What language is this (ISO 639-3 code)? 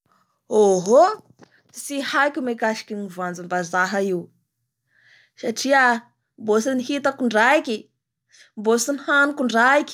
bhr